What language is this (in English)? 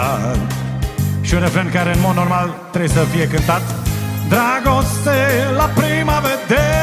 Romanian